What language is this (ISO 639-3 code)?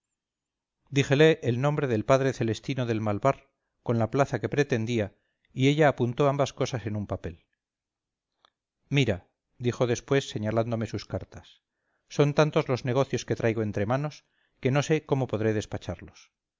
spa